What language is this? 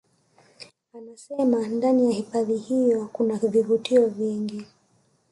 Swahili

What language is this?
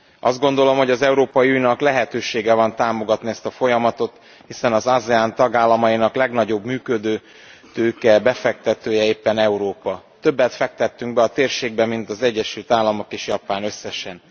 Hungarian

